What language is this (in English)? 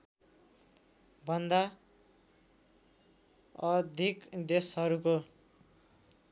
Nepali